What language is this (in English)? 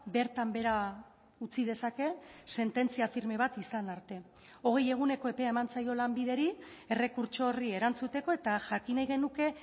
Basque